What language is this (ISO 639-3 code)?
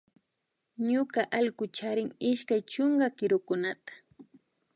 qvi